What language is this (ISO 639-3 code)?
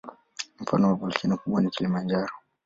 swa